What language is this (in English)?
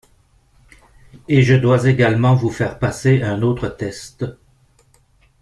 French